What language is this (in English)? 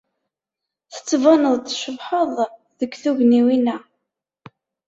Kabyle